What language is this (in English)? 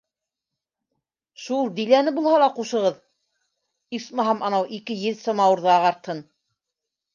Bashkir